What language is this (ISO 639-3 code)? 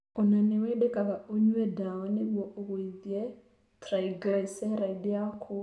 kik